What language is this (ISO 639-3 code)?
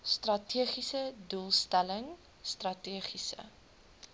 afr